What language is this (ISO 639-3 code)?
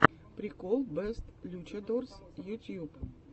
rus